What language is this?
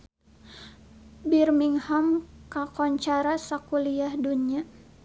Sundanese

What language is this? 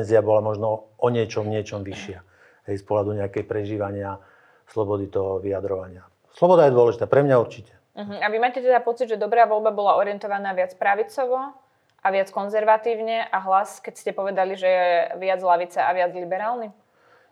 Slovak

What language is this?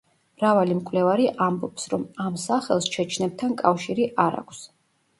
Georgian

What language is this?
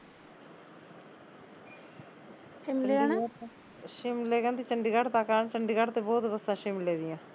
Punjabi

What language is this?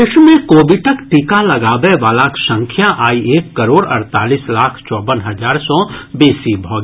Maithili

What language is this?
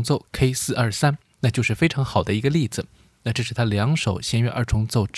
Chinese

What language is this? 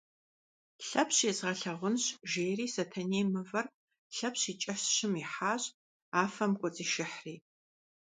Kabardian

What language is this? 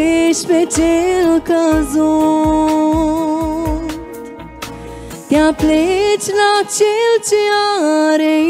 Romanian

